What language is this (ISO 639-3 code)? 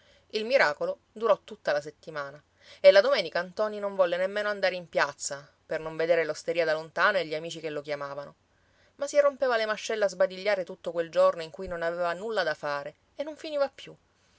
ita